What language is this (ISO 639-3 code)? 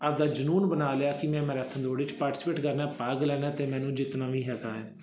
pan